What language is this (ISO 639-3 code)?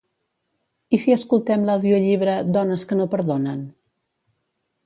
cat